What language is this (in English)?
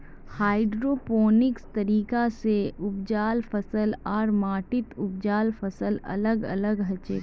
Magahi